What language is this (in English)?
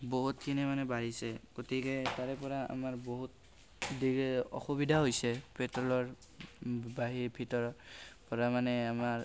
Assamese